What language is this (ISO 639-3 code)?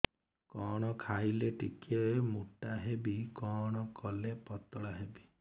ori